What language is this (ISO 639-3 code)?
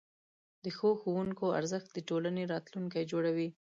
pus